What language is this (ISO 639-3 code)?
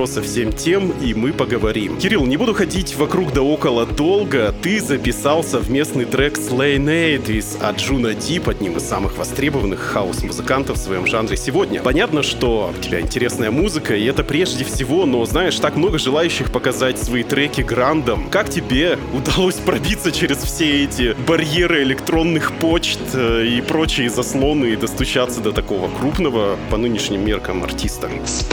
rus